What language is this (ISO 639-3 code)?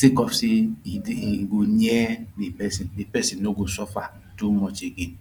pcm